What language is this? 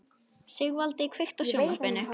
Icelandic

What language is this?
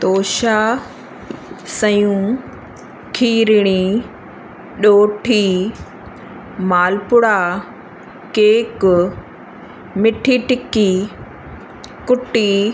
Sindhi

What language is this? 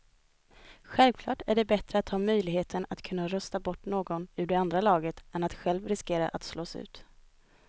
Swedish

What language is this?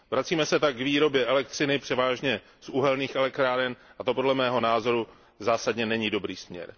Czech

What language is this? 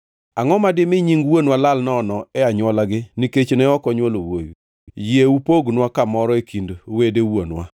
Luo (Kenya and Tanzania)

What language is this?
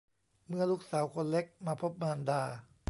Thai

